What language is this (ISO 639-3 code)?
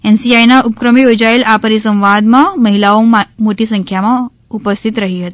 guj